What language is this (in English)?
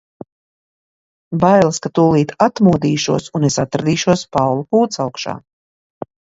Latvian